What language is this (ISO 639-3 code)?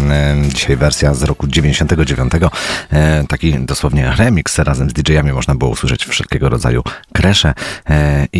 pol